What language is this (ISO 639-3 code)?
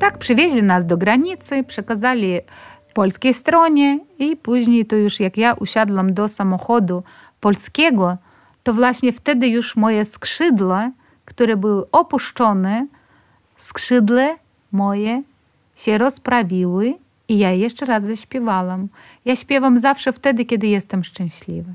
pol